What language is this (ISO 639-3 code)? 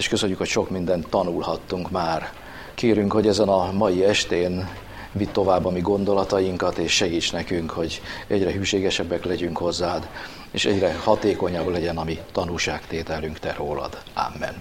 hun